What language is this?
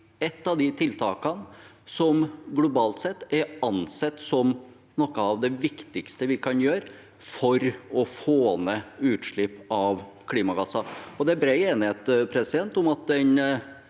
Norwegian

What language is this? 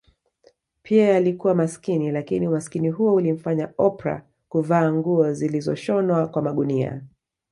Swahili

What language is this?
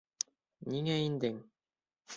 Bashkir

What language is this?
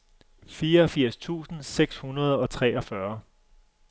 Danish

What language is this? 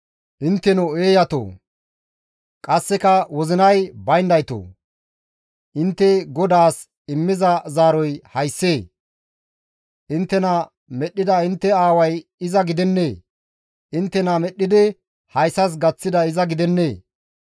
Gamo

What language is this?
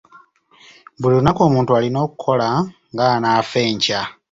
Ganda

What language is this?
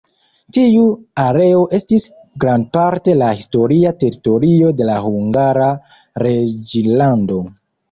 Esperanto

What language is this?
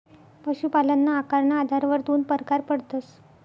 Marathi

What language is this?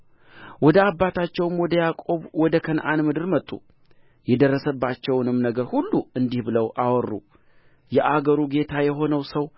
Amharic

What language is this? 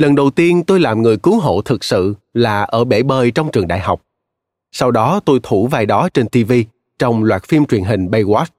Vietnamese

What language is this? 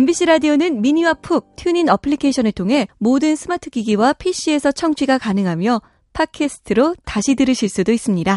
Korean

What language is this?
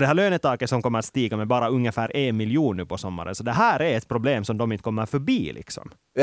Swedish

